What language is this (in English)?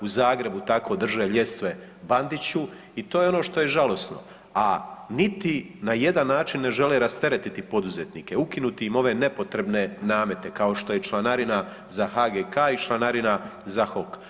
Croatian